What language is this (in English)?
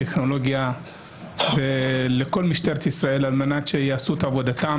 Hebrew